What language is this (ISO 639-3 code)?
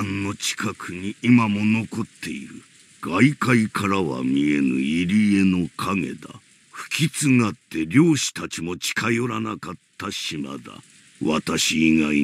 jpn